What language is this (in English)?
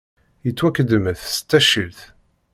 Kabyle